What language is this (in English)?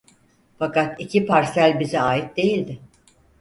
Turkish